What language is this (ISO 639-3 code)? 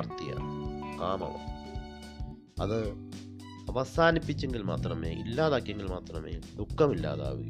mal